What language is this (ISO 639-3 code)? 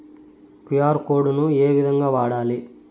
tel